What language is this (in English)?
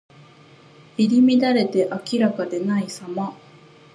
Japanese